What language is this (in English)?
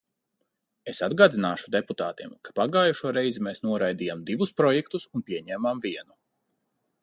Latvian